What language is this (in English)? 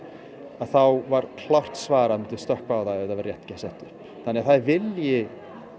Icelandic